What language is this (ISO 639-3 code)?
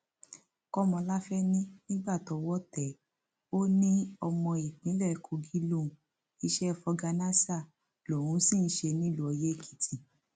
yor